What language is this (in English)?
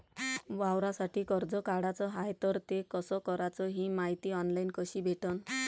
Marathi